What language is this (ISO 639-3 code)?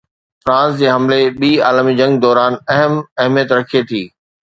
snd